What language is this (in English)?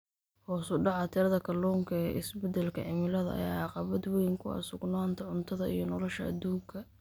Somali